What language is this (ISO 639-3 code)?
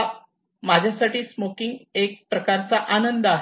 mar